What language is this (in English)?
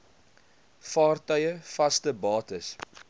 Afrikaans